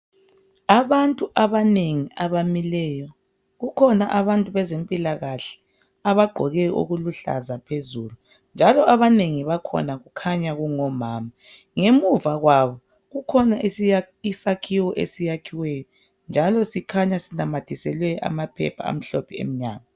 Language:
North Ndebele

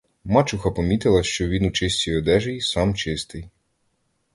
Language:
Ukrainian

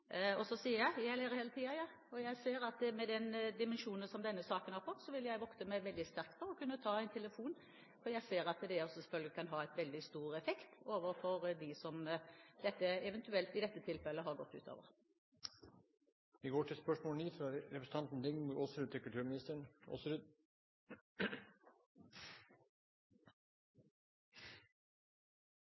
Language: Norwegian Bokmål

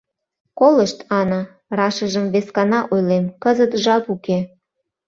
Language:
Mari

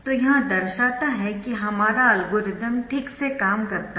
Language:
Hindi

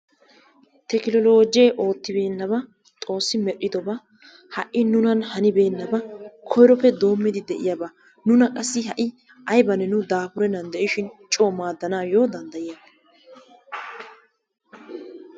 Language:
Wolaytta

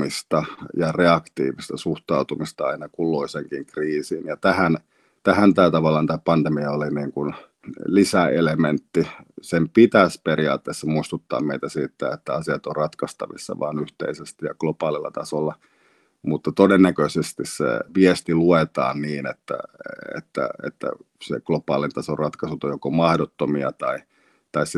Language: Finnish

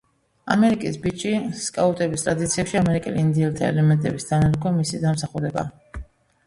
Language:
Georgian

